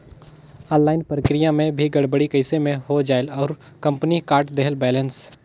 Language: Chhattisgarhi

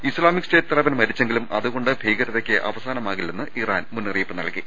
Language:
Malayalam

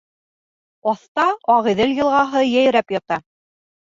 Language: Bashkir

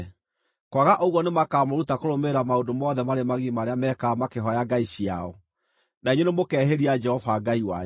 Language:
Kikuyu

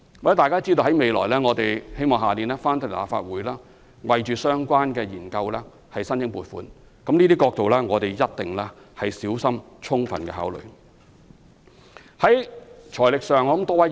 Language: Cantonese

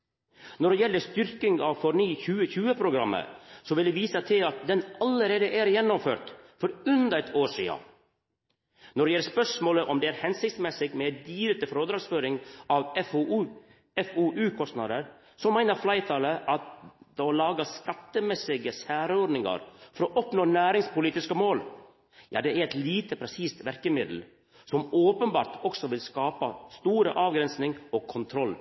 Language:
Norwegian Nynorsk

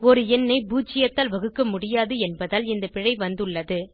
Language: Tamil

